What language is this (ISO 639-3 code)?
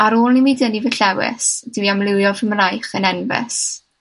cym